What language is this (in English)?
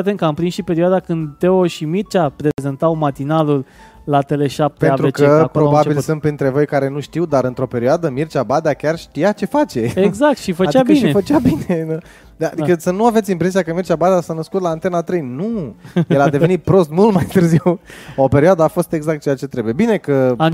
Romanian